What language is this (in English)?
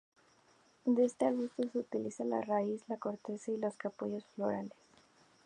Spanish